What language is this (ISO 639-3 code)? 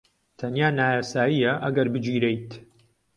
ckb